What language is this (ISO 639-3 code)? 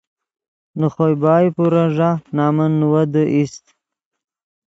ydg